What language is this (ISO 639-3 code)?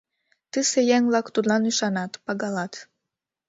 chm